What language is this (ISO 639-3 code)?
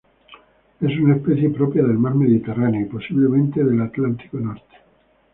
spa